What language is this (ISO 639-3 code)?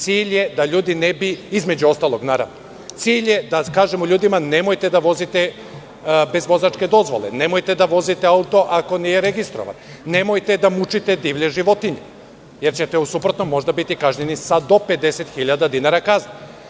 srp